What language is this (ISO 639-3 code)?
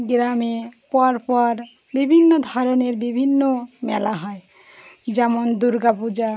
ben